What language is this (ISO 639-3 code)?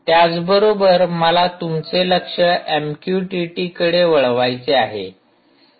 mar